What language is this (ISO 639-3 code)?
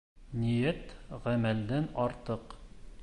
bak